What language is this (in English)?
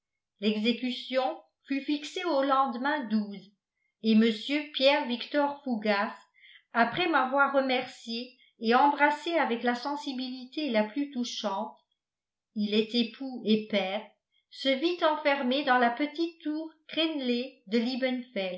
French